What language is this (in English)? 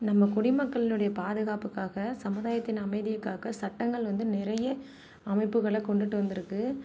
Tamil